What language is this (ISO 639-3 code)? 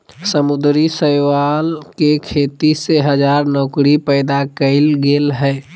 mag